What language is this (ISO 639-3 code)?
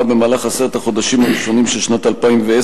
heb